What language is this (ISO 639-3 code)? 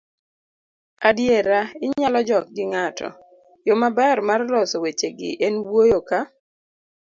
luo